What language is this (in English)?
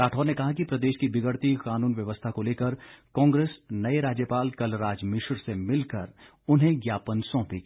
Hindi